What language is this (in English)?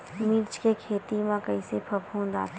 Chhattisgarhi